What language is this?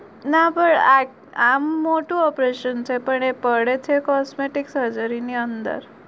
Gujarati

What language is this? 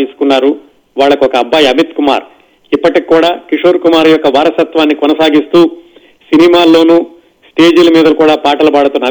Telugu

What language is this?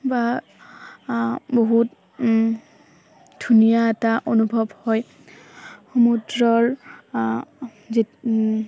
Assamese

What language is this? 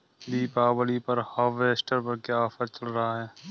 Hindi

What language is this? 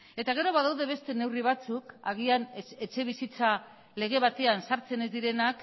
Basque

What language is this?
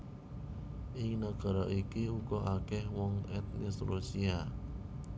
Javanese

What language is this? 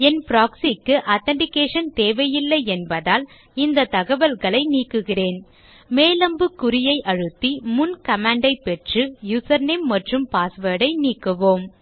Tamil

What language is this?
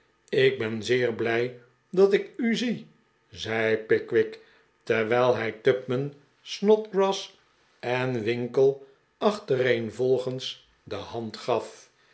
Dutch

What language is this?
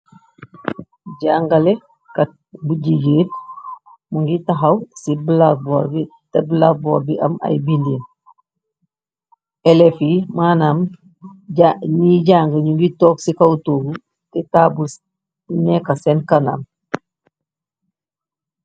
Wolof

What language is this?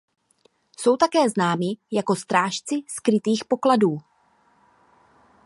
Czech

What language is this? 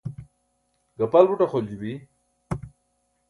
Burushaski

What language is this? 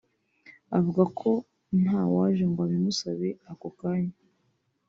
Kinyarwanda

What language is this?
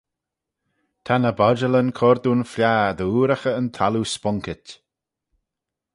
Manx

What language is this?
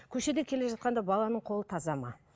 Kazakh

